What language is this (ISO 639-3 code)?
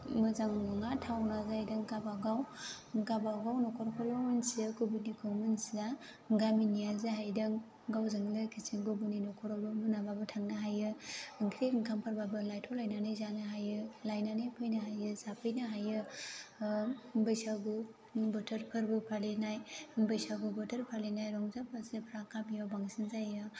brx